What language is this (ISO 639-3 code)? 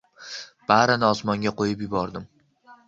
uzb